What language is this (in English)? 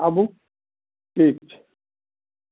Maithili